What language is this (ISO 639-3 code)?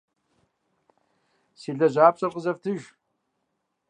kbd